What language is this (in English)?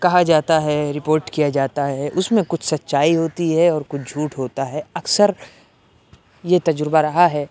Urdu